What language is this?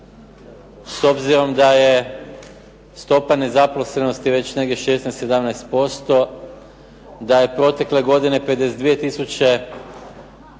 Croatian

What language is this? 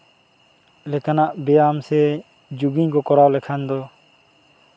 Santali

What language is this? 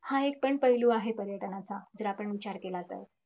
Marathi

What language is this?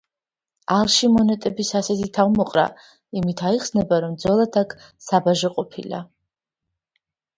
Georgian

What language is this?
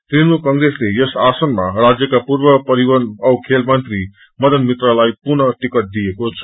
Nepali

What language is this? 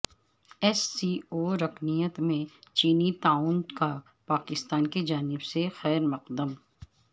Urdu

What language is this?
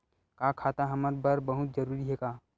Chhattisgarhi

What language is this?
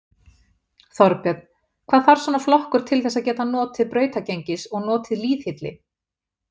Icelandic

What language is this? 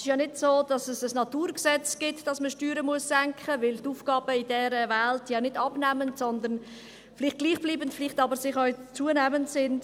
Swiss German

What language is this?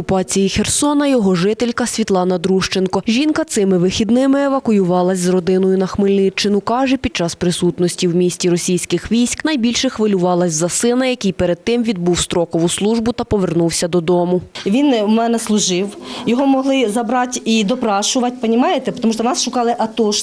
Ukrainian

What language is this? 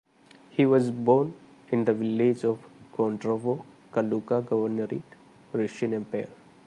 English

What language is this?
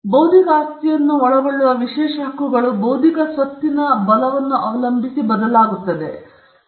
Kannada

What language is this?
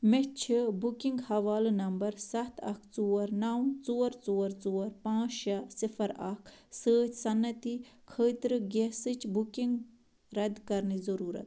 Kashmiri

